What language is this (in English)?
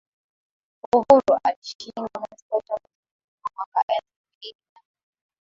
Swahili